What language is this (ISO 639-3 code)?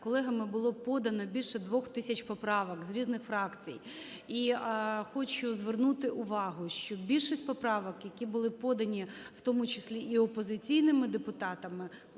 ukr